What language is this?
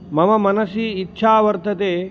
Sanskrit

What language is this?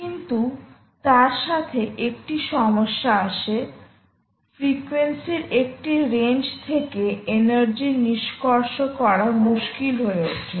Bangla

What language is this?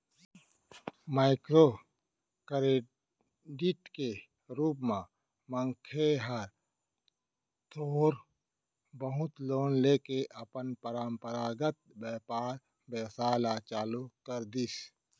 Chhattisgarhi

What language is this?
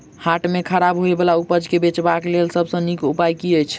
Maithili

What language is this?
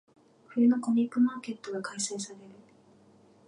Japanese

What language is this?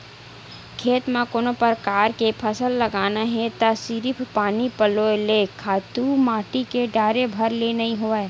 Chhattisgarhi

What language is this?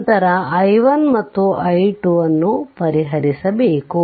Kannada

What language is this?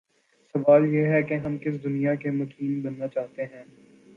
Urdu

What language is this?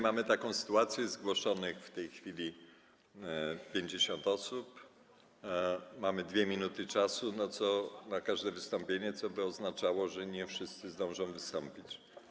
Polish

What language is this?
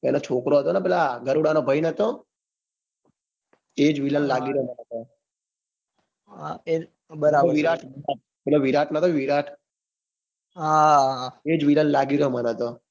Gujarati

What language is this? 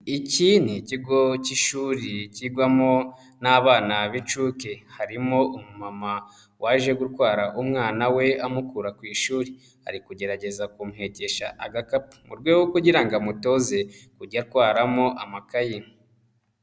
Kinyarwanda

